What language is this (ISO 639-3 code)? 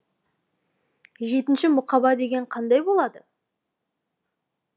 kaz